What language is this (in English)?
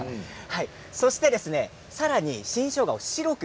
Japanese